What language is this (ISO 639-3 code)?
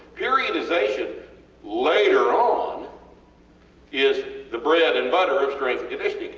eng